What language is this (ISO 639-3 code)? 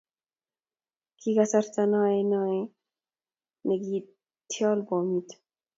kln